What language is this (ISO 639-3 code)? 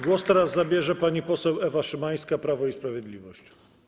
pol